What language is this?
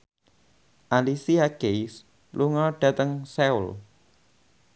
Javanese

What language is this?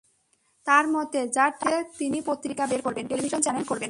Bangla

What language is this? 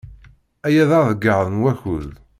Kabyle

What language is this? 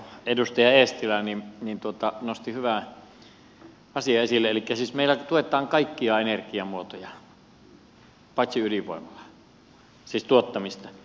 Finnish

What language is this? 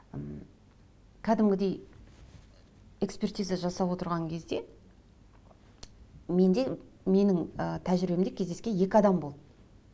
Kazakh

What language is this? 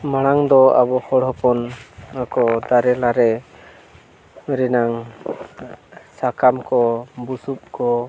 Santali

